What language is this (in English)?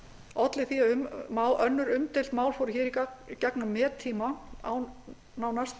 Icelandic